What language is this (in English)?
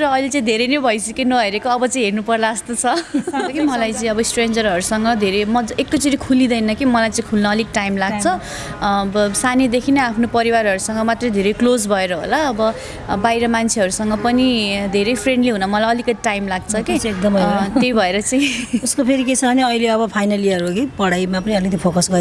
Nepali